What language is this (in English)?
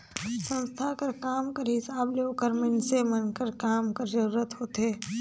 Chhattisgarhi